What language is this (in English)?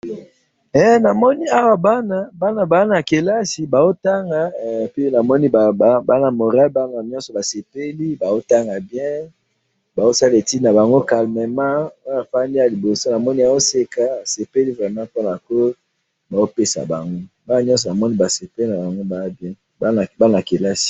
Lingala